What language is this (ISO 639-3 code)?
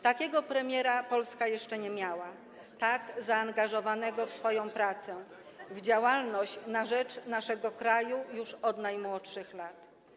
pol